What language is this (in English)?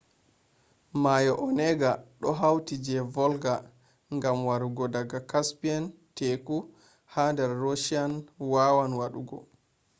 Fula